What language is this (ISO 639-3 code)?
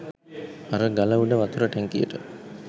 sin